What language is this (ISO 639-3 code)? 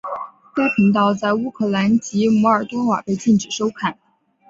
zho